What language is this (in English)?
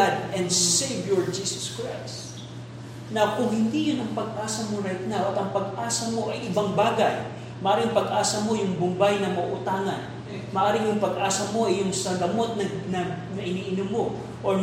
Filipino